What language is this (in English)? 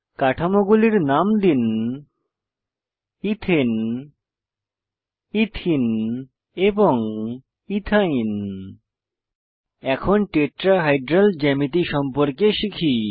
Bangla